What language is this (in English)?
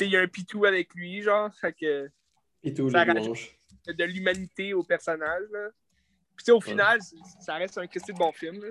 French